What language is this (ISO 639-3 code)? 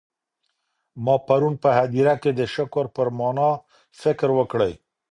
pus